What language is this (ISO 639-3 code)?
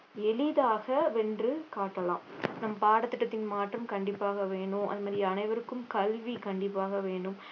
tam